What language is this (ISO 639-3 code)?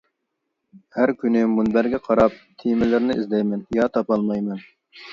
uig